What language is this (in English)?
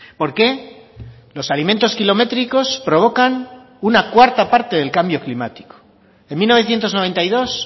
Spanish